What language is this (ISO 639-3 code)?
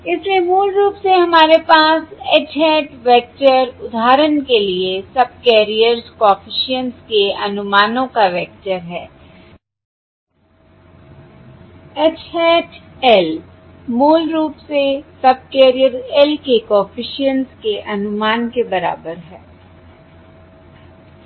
hin